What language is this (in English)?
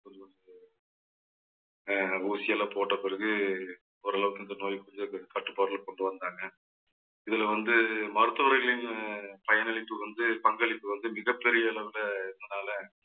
Tamil